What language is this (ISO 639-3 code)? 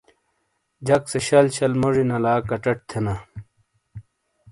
scl